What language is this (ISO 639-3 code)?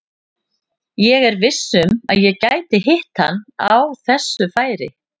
isl